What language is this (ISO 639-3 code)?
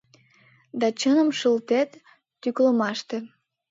chm